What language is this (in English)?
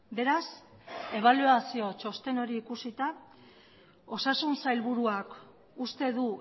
Basque